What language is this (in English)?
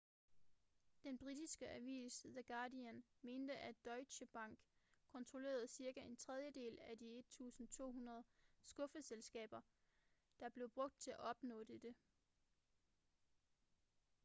Danish